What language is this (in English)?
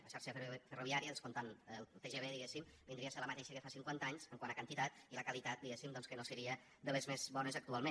Catalan